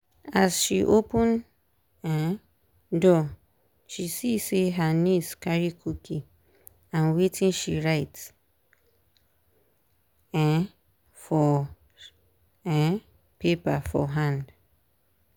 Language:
Nigerian Pidgin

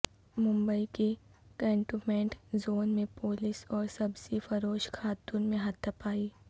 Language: Urdu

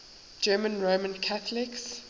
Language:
English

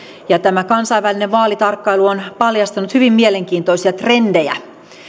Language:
Finnish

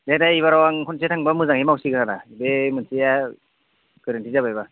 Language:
Bodo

